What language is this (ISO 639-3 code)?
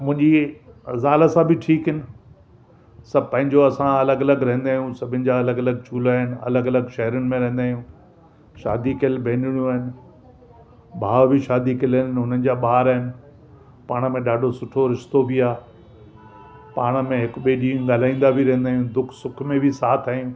snd